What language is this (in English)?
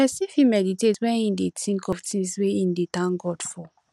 Nigerian Pidgin